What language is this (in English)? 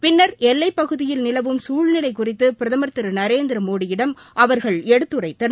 Tamil